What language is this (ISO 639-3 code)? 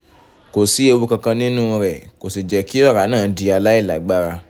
yor